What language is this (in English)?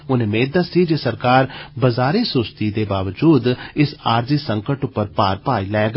Dogri